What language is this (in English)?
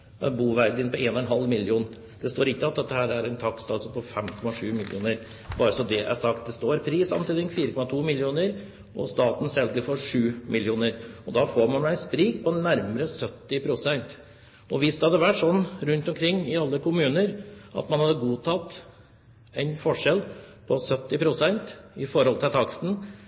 Norwegian Bokmål